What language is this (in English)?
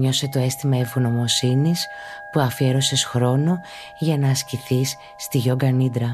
Greek